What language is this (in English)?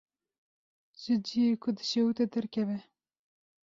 Kurdish